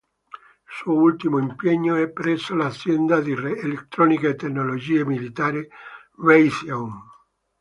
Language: Italian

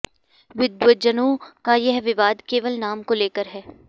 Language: Sanskrit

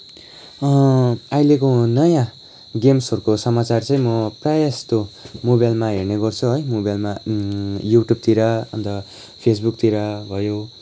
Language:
Nepali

